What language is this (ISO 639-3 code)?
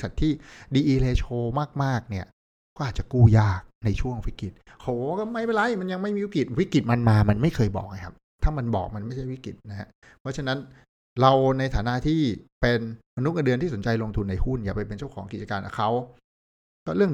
tha